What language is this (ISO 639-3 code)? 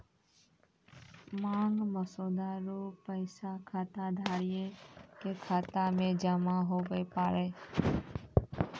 mai